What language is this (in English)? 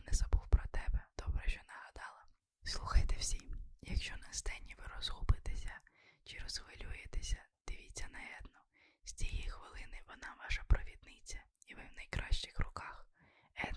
Ukrainian